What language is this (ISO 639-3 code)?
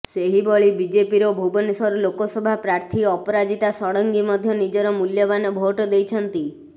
ori